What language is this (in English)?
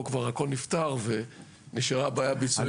Hebrew